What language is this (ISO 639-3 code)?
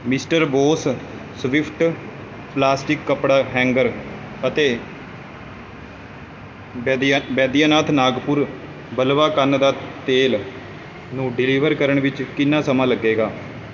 pan